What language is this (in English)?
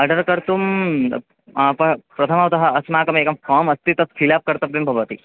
Sanskrit